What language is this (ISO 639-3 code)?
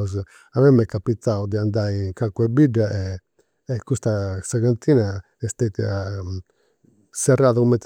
sro